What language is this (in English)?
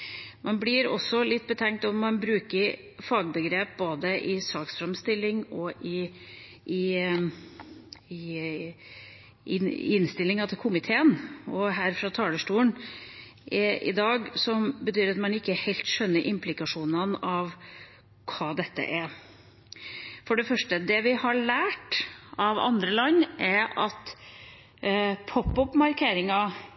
Norwegian Bokmål